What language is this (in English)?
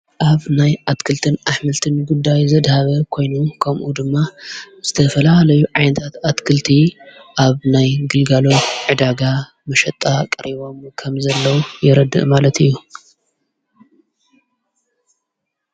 Tigrinya